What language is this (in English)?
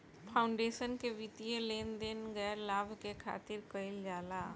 Bhojpuri